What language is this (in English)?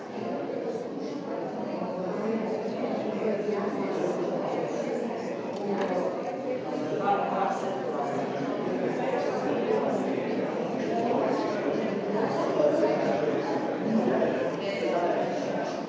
Slovenian